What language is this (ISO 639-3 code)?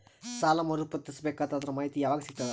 kan